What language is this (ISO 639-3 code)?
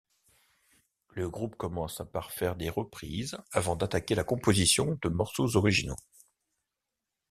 fra